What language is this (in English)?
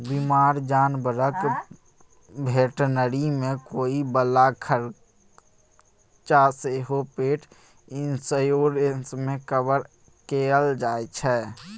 Maithili